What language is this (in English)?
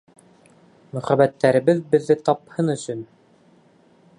Bashkir